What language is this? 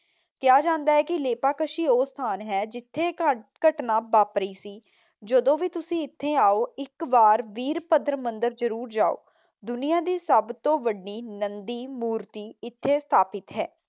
Punjabi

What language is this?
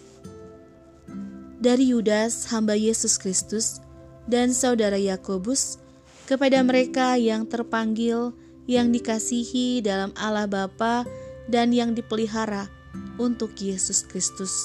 Indonesian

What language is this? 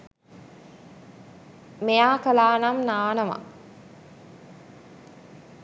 Sinhala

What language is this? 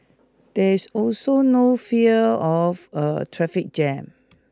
English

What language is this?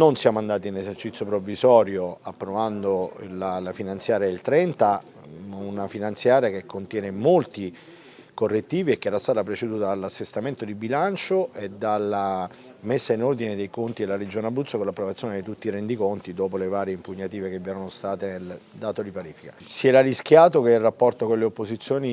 Italian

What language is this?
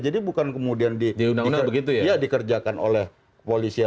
Indonesian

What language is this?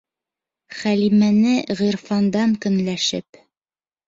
Bashkir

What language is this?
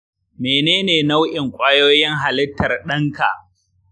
Hausa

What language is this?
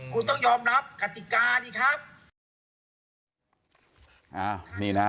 Thai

